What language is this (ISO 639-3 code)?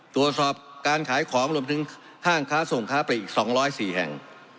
tha